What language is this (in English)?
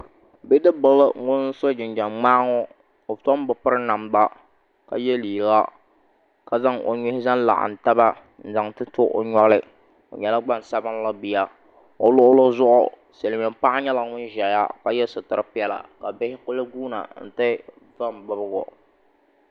Dagbani